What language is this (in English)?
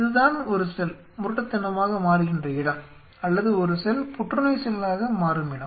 Tamil